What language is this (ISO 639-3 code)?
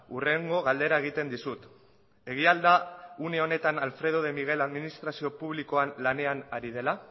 eus